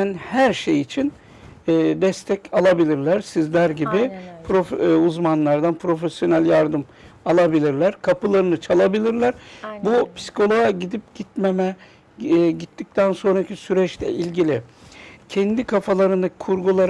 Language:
Turkish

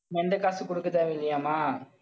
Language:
Tamil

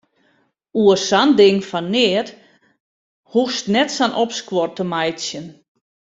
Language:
Western Frisian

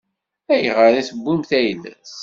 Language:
Kabyle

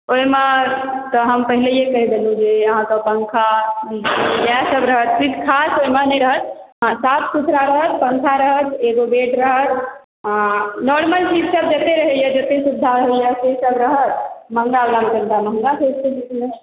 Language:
Maithili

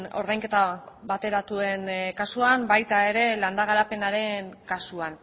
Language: Basque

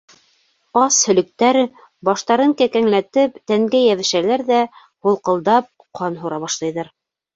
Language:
Bashkir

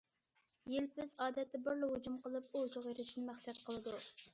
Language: Uyghur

